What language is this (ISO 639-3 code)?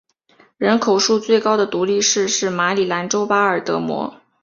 zho